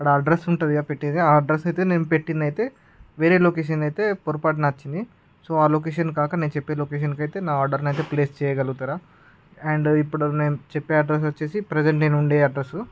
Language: Telugu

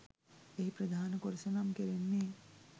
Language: Sinhala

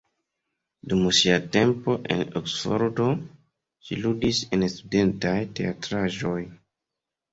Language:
Esperanto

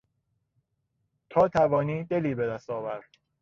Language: Persian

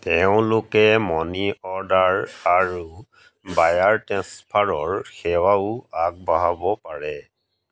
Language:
Assamese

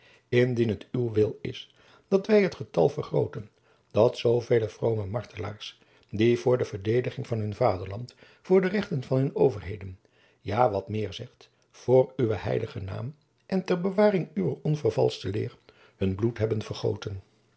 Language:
Dutch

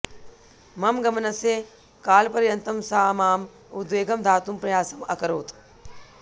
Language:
Sanskrit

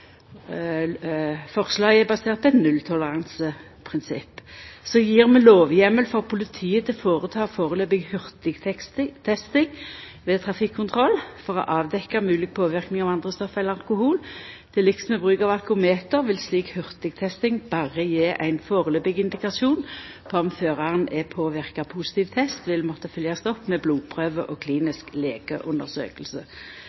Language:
Norwegian Nynorsk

